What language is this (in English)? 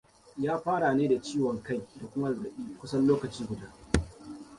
Hausa